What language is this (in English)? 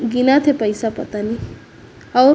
Chhattisgarhi